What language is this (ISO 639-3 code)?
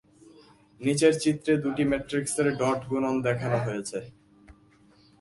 ben